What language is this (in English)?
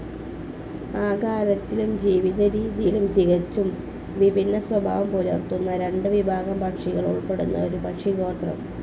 Malayalam